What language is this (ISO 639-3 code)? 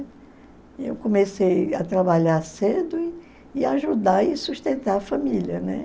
por